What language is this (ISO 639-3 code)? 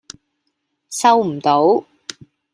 yue